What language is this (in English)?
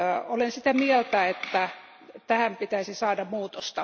Finnish